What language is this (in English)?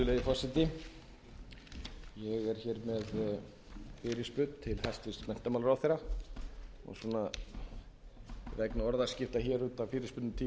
Icelandic